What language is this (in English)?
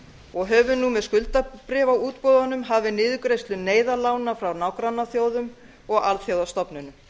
Icelandic